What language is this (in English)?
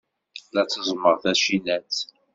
Kabyle